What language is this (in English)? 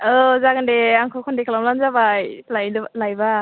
Bodo